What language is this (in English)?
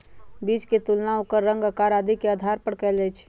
Magahi